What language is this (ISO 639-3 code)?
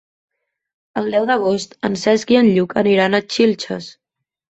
cat